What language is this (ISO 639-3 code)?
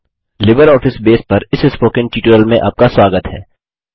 hin